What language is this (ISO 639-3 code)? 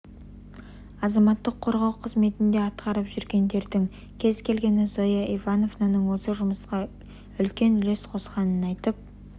kaz